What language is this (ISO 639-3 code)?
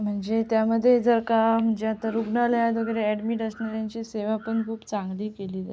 mar